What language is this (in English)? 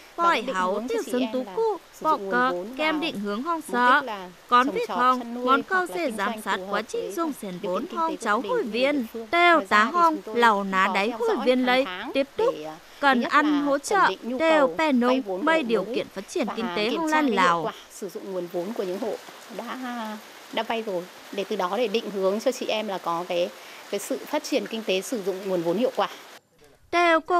Vietnamese